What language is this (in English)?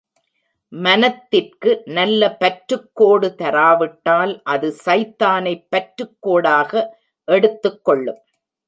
Tamil